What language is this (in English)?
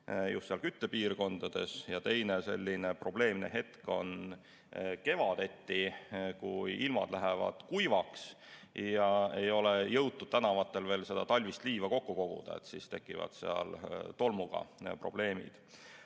Estonian